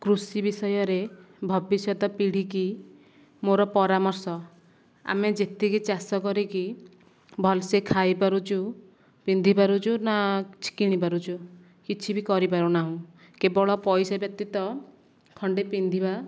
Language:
Odia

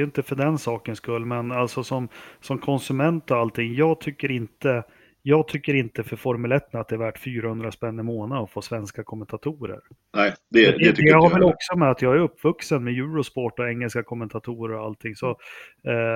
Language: Swedish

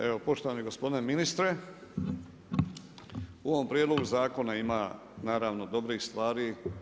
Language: Croatian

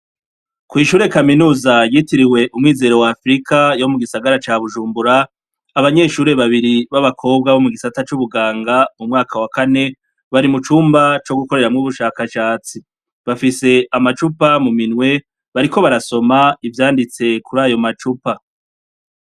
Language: Rundi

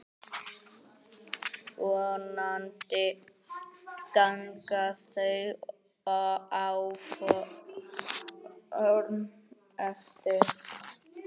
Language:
Icelandic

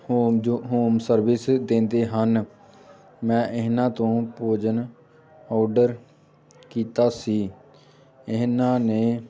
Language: Punjabi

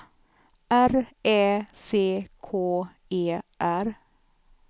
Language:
Swedish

